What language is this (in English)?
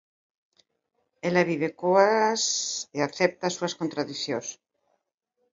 Galician